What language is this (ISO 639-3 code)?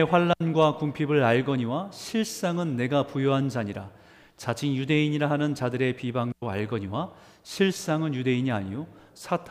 kor